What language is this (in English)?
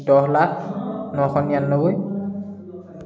Assamese